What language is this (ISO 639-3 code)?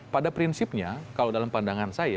ind